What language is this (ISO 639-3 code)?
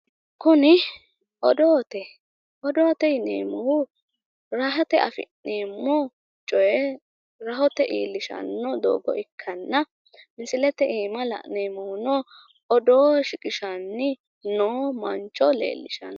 sid